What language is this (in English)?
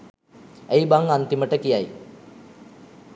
Sinhala